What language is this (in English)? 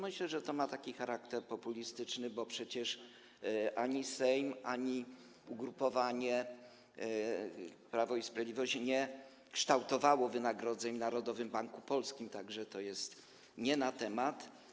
Polish